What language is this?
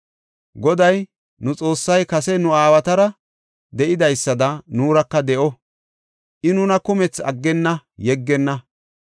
Gofa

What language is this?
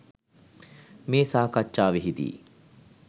Sinhala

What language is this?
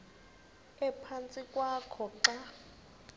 Xhosa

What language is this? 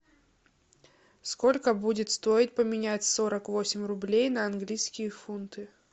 Russian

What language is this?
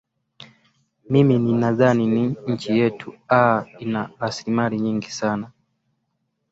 Swahili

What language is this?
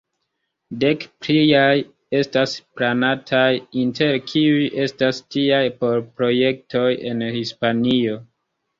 Esperanto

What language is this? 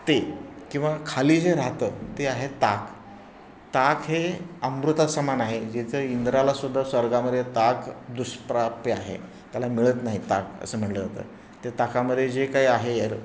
Marathi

